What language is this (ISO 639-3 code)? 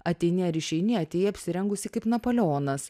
lit